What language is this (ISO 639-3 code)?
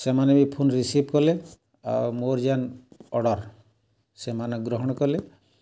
ori